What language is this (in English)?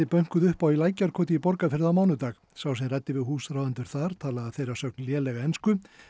Icelandic